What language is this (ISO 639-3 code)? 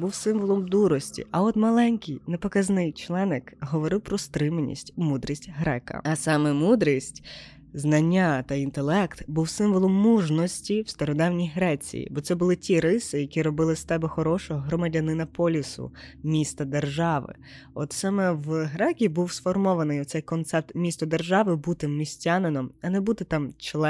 ukr